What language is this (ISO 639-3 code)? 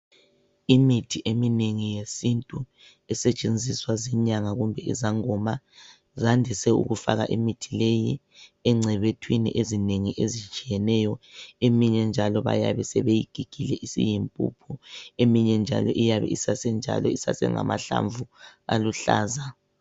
nde